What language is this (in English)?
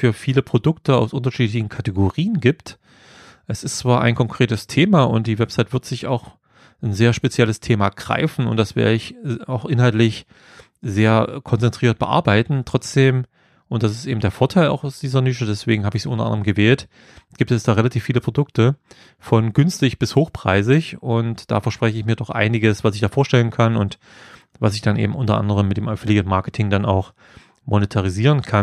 German